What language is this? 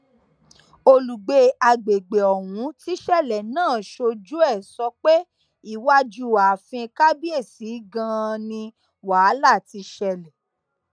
Yoruba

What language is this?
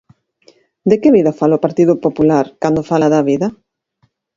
Galician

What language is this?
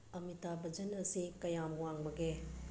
Manipuri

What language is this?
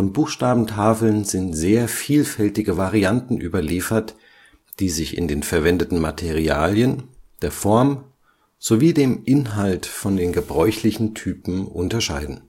German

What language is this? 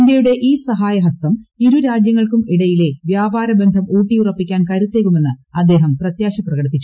Malayalam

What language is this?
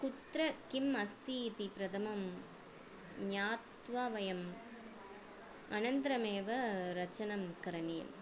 Sanskrit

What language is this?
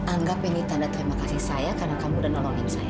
Indonesian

